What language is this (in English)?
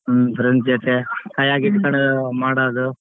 Kannada